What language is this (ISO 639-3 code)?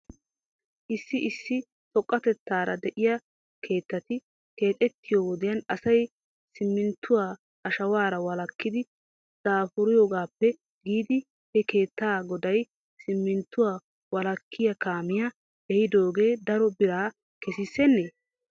wal